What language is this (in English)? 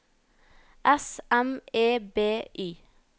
Norwegian